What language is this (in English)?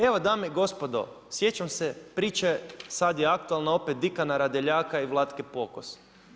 Croatian